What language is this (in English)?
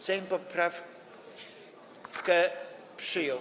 Polish